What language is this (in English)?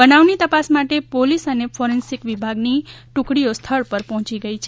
Gujarati